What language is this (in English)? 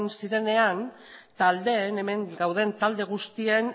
Basque